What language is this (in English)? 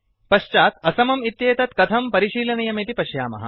Sanskrit